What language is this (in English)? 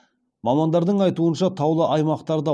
Kazakh